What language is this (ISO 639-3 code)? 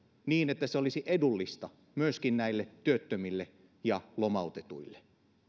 fin